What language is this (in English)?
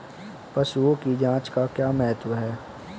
Hindi